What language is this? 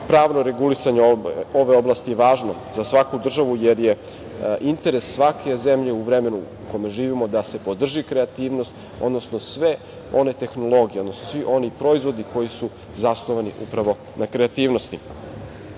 Serbian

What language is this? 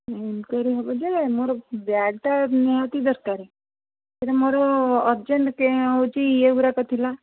Odia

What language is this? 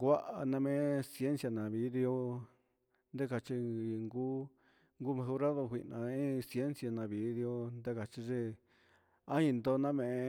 Huitepec Mixtec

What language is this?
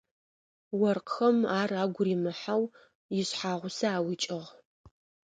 Adyghe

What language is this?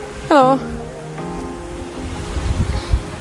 Welsh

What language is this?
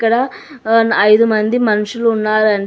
Telugu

